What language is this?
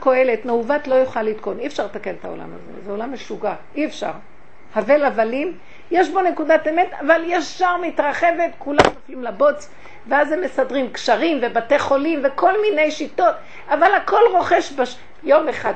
Hebrew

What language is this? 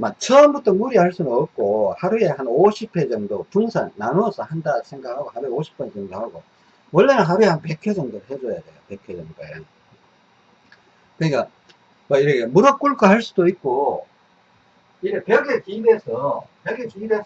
Korean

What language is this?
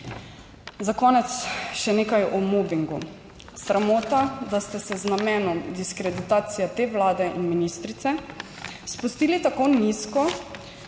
Slovenian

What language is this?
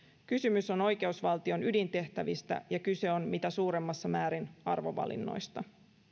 Finnish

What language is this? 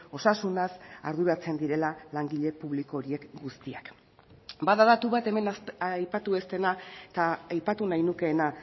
Basque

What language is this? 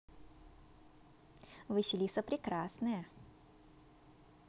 Russian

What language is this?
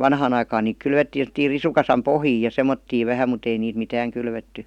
Finnish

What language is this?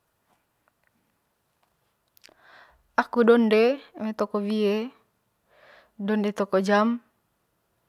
Manggarai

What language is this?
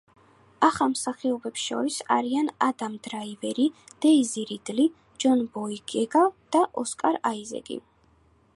Georgian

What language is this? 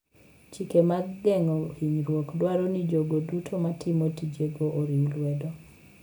Luo (Kenya and Tanzania)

